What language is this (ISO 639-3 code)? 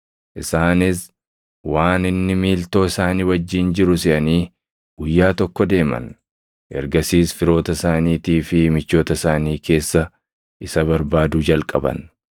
orm